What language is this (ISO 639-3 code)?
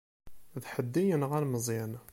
kab